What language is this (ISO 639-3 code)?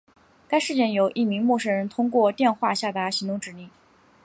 zho